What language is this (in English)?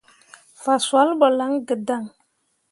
Mundang